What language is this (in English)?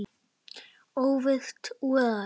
Icelandic